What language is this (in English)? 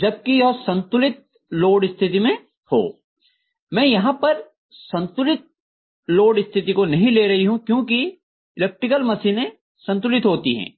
Hindi